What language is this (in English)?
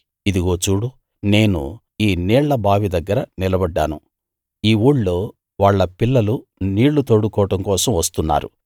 Telugu